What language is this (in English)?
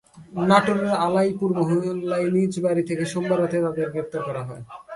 Bangla